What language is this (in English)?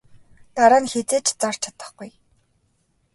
Mongolian